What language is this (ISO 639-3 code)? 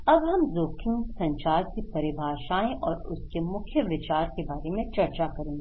hin